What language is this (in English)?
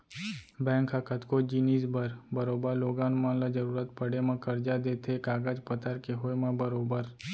Chhattisgarhi